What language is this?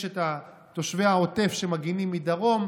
Hebrew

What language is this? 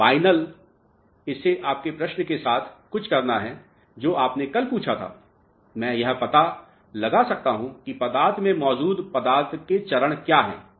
Hindi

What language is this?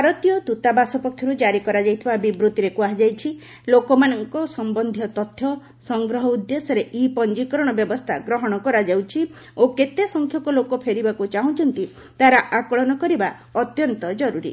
Odia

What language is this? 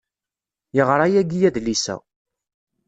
Kabyle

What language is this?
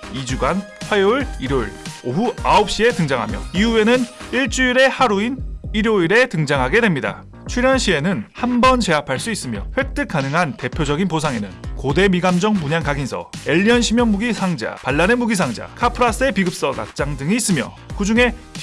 Korean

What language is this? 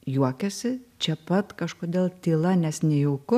Lithuanian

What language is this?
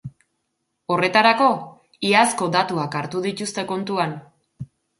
Basque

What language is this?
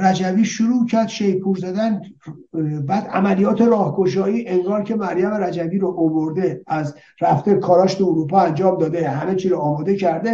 Persian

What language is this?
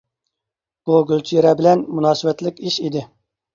Uyghur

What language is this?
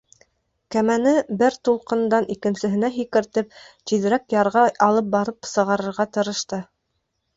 Bashkir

